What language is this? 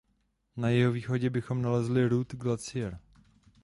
Czech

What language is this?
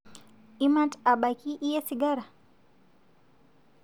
Masai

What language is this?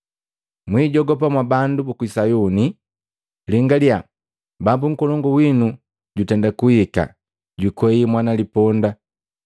Matengo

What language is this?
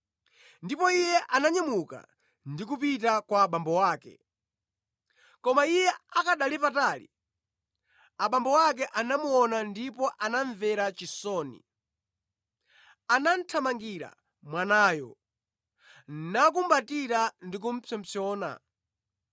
Nyanja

